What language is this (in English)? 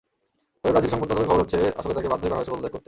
Bangla